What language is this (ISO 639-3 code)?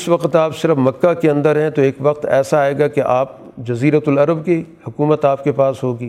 urd